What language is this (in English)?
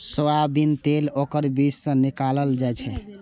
Maithili